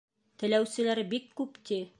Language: Bashkir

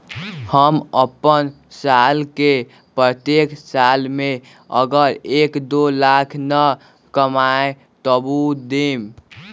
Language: Magahi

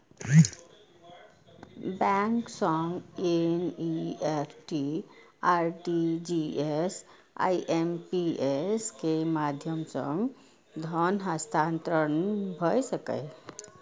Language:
Maithili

